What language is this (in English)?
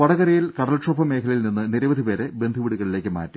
Malayalam